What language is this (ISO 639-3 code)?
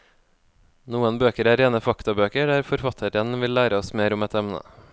nor